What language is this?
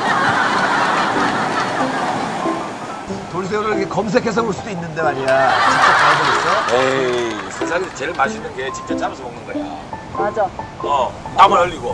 Korean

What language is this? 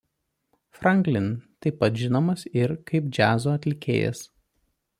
Lithuanian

